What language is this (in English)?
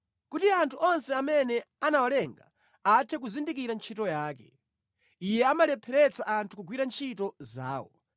Nyanja